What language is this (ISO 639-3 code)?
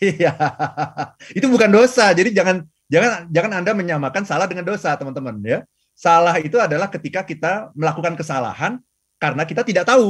ind